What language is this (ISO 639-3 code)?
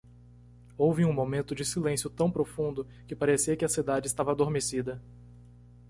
por